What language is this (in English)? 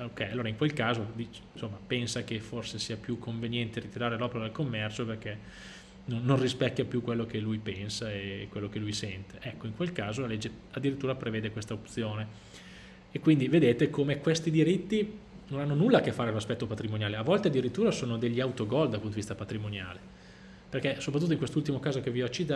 Italian